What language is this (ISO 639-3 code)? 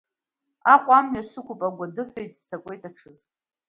abk